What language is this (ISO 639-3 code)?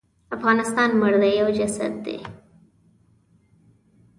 pus